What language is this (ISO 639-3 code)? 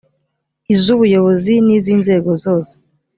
kin